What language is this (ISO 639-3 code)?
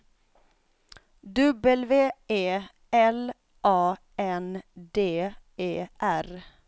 swe